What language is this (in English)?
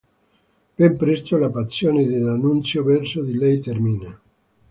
Italian